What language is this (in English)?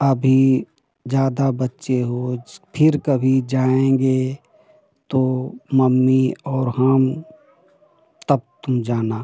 Hindi